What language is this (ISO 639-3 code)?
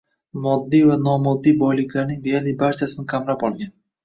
uzb